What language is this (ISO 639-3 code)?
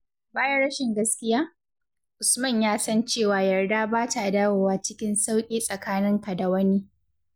hau